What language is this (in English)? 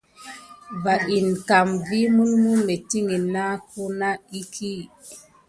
Gidar